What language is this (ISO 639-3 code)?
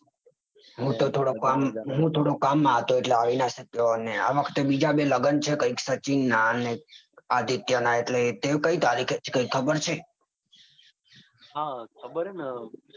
guj